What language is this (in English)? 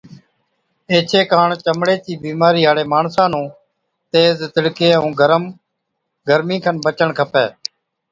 Od